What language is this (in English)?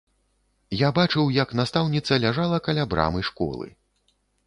Belarusian